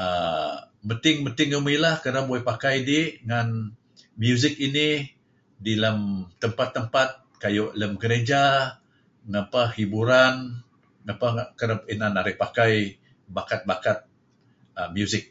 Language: Kelabit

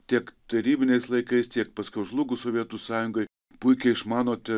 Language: Lithuanian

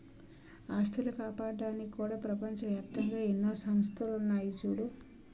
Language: Telugu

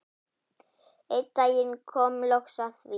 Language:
Icelandic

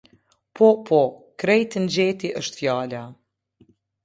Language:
Albanian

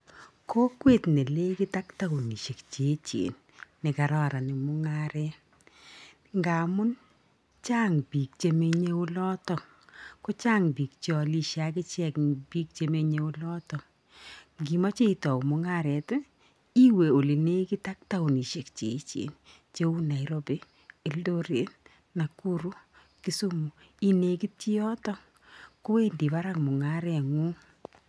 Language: Kalenjin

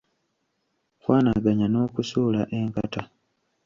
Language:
Ganda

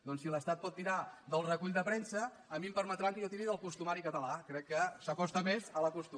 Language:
Catalan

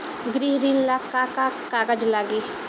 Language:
Bhojpuri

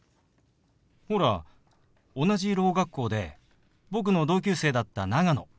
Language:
Japanese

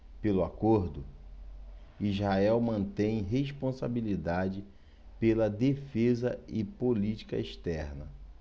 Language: Portuguese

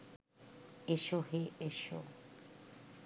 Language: Bangla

